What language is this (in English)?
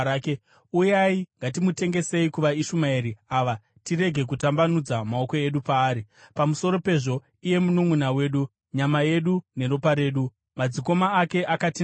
Shona